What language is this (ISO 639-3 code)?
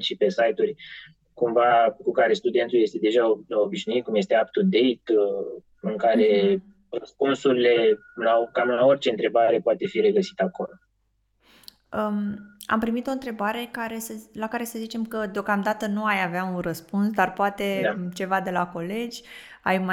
ron